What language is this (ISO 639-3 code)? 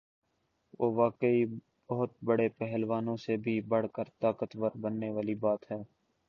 urd